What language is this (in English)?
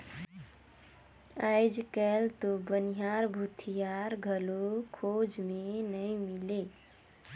Chhattisgarhi